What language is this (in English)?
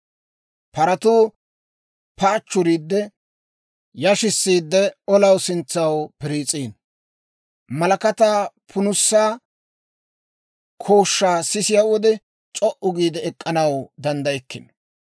Dawro